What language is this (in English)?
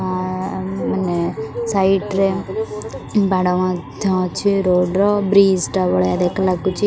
Odia